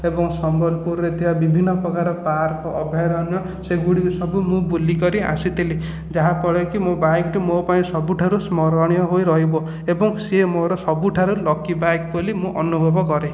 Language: Odia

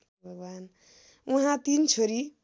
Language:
Nepali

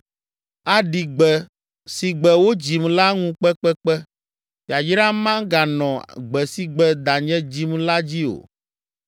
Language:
Ewe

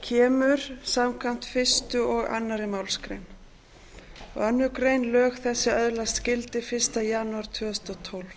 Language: Icelandic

